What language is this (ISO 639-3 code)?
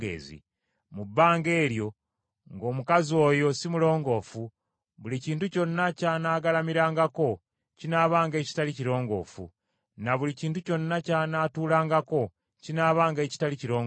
lug